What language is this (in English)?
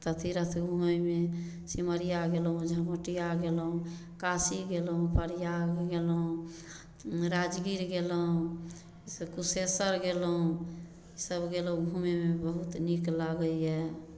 Maithili